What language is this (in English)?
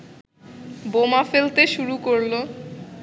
Bangla